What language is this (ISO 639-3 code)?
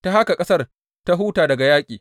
hau